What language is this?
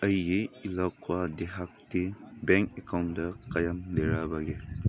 Manipuri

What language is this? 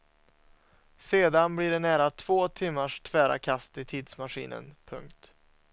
Swedish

